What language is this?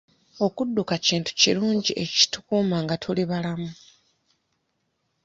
Ganda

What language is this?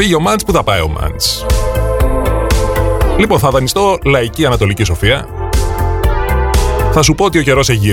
Greek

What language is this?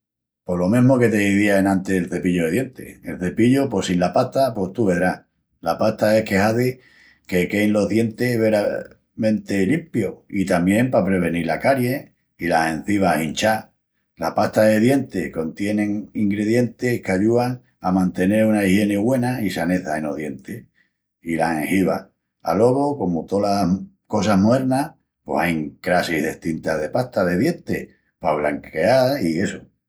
Extremaduran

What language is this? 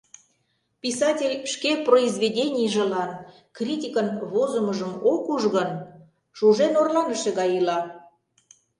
Mari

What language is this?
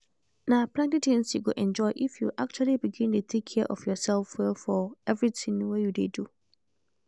Nigerian Pidgin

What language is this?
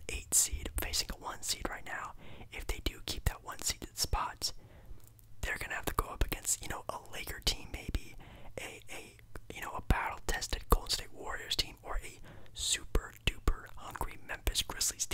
English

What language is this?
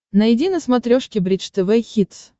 Russian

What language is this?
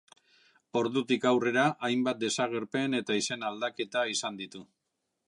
Basque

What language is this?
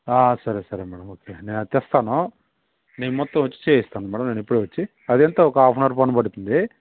Telugu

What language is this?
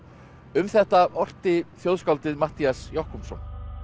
Icelandic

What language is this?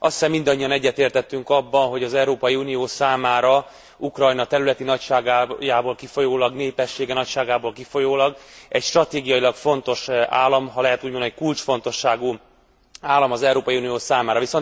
Hungarian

